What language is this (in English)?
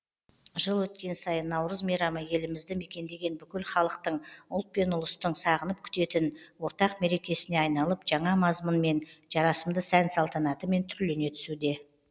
Kazakh